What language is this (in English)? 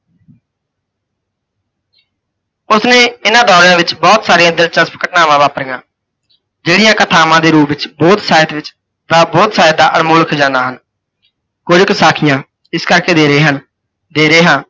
Punjabi